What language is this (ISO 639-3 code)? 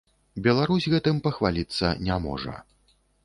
bel